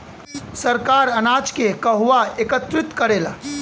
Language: Bhojpuri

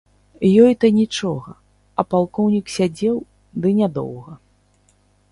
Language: Belarusian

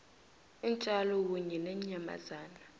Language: South Ndebele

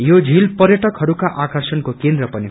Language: Nepali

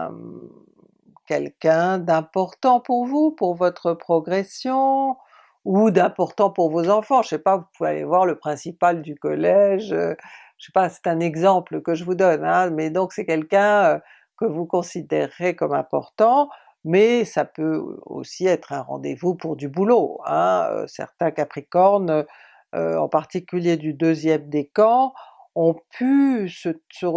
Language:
French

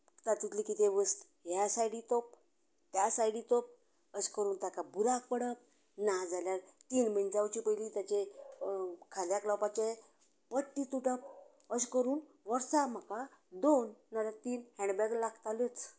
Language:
Konkani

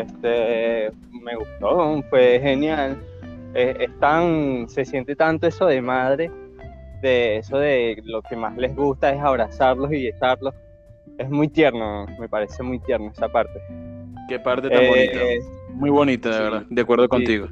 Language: Spanish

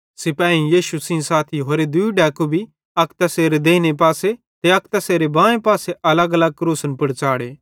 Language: Bhadrawahi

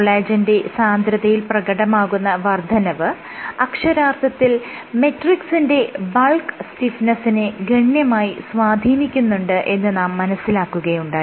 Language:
Malayalam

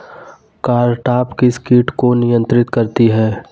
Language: Hindi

